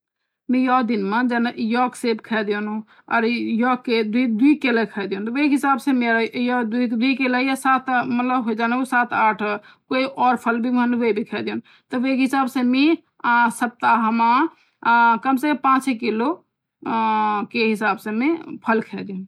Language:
Garhwali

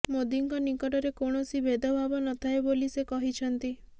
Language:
Odia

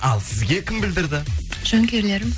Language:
Kazakh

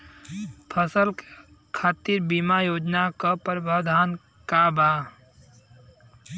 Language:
Bhojpuri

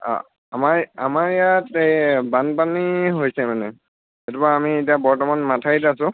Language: Assamese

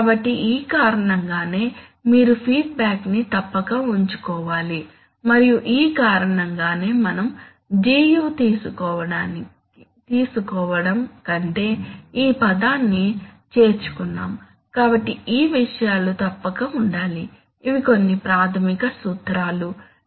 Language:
Telugu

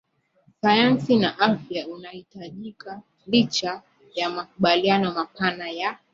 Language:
Swahili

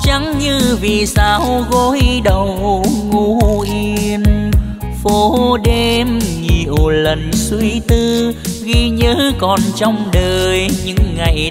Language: Vietnamese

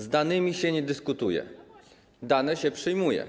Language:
Polish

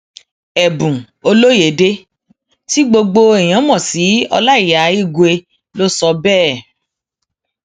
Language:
Yoruba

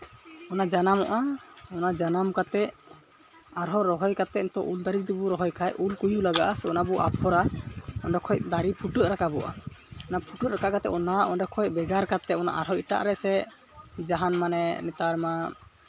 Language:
Santali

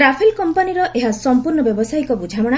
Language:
Odia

